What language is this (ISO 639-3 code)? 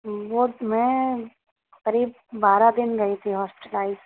urd